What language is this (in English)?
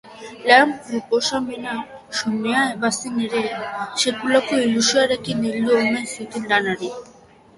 Basque